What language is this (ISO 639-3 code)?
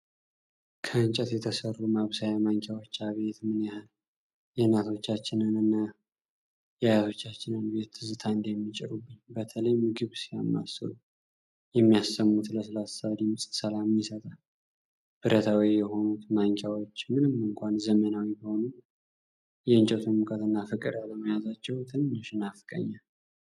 amh